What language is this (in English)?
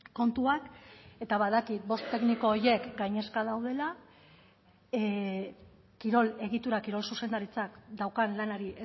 Basque